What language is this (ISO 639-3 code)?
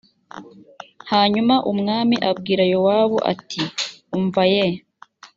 kin